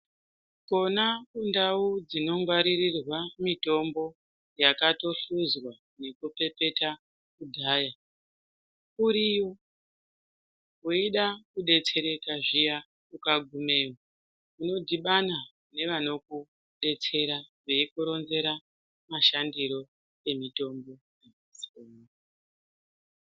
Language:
Ndau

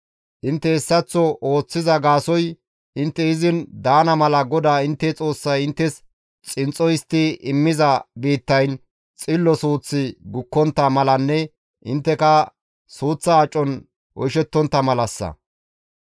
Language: Gamo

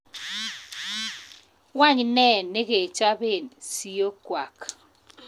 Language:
Kalenjin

